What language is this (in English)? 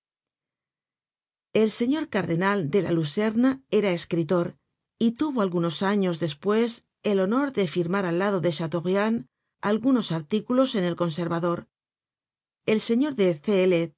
Spanish